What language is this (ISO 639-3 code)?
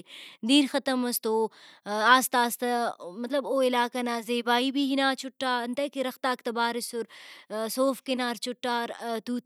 brh